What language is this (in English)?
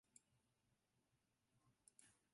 Chinese